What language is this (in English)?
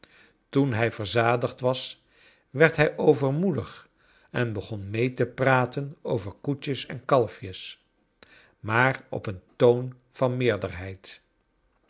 Dutch